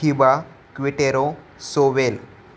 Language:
Marathi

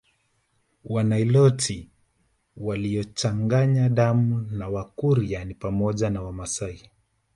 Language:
Swahili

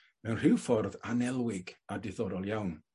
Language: Welsh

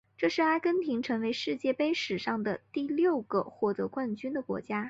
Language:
Chinese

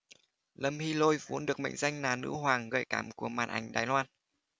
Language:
Vietnamese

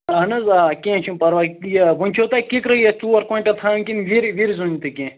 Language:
Kashmiri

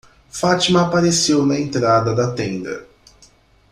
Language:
Portuguese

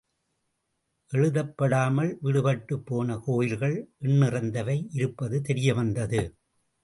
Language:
Tamil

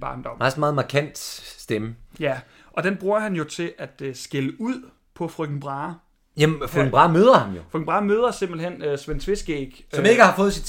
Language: Danish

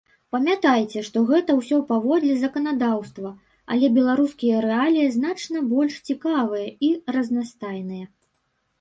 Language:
Belarusian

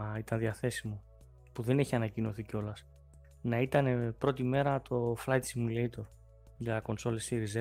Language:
Greek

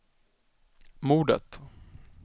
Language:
Swedish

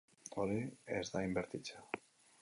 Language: Basque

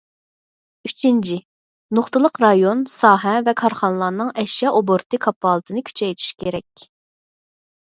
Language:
Uyghur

